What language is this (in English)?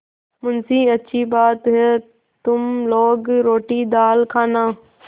Hindi